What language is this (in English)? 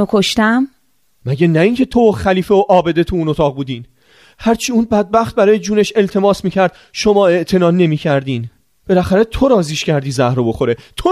Persian